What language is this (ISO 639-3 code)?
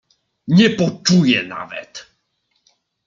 pol